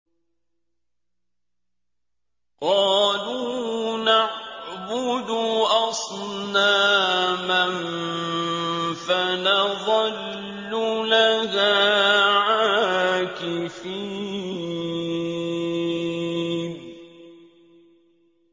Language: Arabic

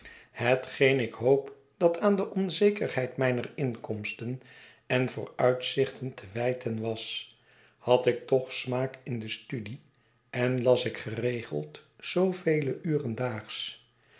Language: Dutch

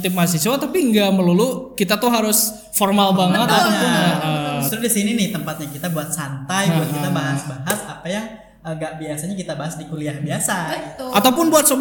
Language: Indonesian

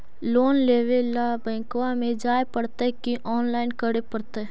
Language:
Magahi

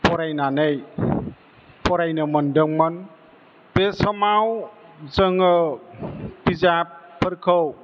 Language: Bodo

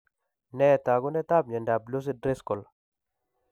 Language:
Kalenjin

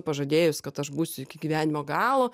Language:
Lithuanian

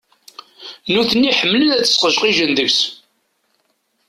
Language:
Kabyle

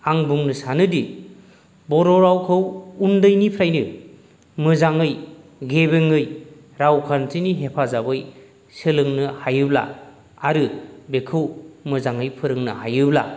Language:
Bodo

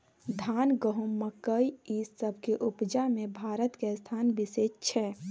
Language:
Maithili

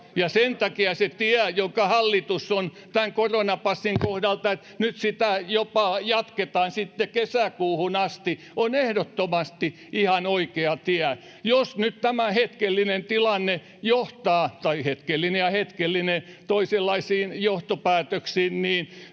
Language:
Finnish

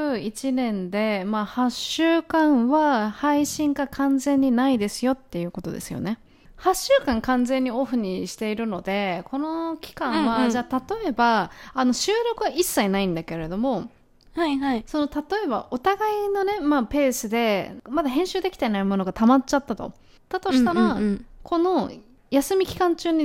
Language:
Japanese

